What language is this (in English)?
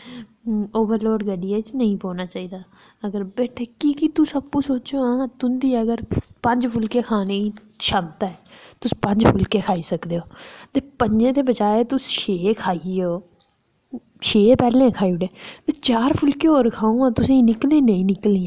Dogri